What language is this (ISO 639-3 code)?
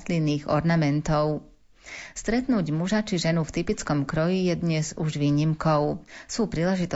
slk